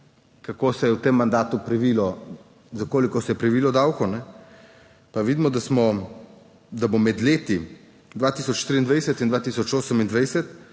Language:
Slovenian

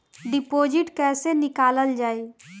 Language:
Bhojpuri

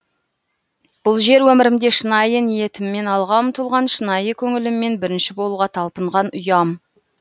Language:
Kazakh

